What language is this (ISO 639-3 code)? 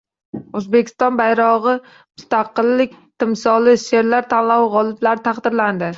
uzb